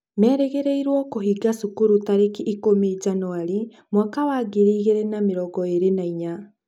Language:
Kikuyu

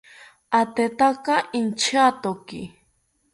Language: South Ucayali Ashéninka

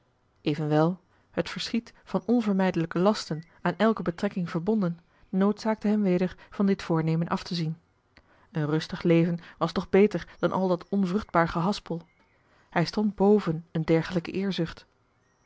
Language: Dutch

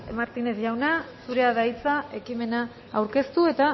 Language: Basque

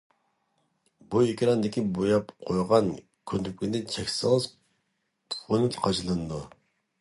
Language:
Uyghur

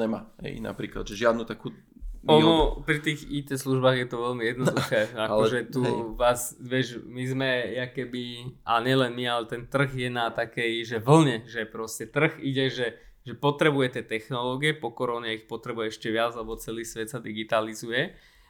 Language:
Slovak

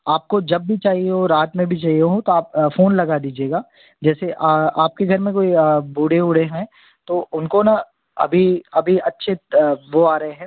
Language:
Hindi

